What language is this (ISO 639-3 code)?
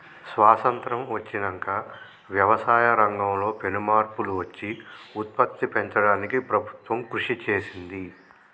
tel